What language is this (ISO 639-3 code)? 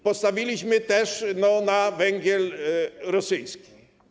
pol